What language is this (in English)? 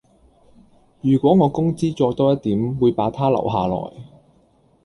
Cantonese